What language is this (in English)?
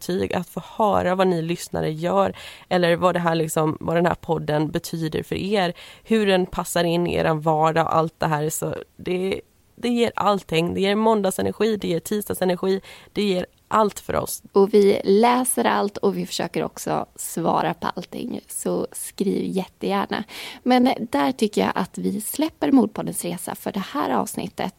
Swedish